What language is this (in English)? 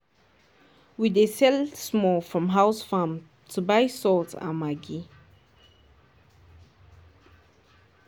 Nigerian Pidgin